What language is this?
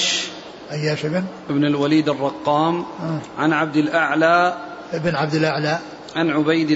Arabic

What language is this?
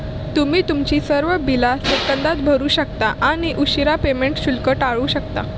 Marathi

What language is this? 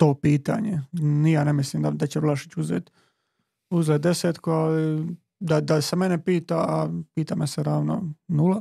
Croatian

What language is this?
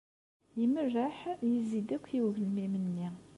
Kabyle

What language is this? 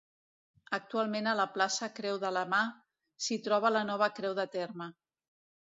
Catalan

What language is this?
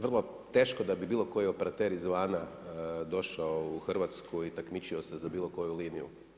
Croatian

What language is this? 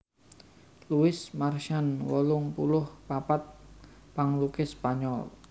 Javanese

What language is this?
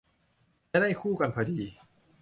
Thai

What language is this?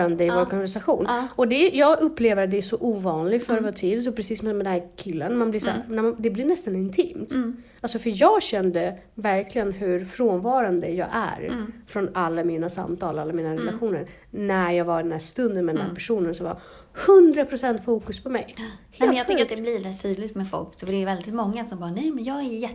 Swedish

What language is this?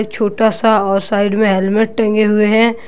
Hindi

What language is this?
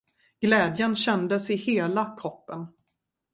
Swedish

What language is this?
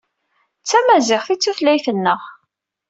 Kabyle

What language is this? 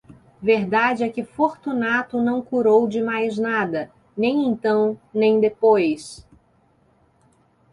Portuguese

